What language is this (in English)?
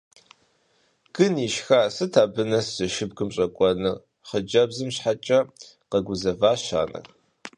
Kabardian